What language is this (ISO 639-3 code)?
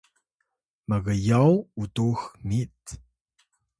tay